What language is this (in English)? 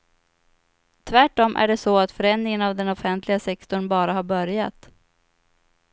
Swedish